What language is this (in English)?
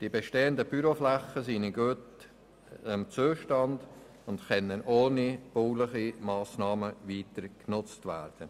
Swiss German